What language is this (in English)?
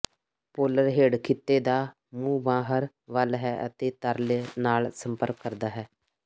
Punjabi